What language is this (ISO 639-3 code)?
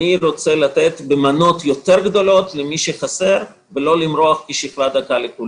heb